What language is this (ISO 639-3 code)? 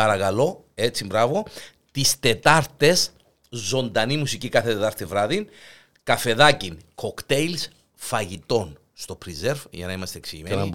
ell